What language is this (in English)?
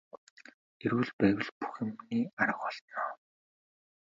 Mongolian